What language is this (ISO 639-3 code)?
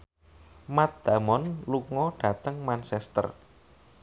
jav